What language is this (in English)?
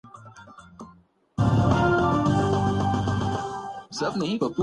Urdu